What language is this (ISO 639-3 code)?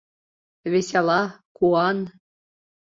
chm